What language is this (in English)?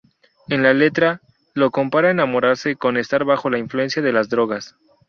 Spanish